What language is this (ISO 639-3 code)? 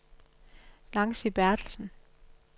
dan